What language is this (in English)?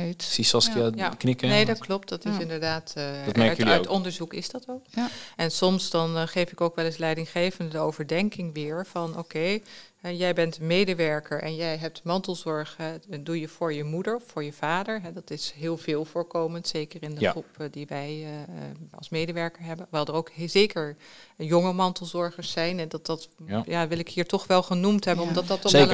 Dutch